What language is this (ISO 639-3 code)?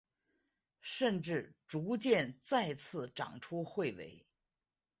zho